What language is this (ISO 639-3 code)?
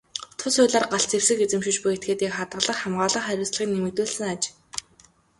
mon